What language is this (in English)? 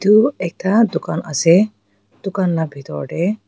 Naga Pidgin